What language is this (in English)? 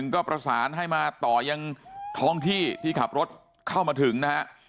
Thai